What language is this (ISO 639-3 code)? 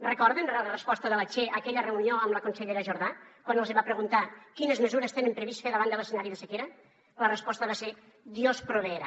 cat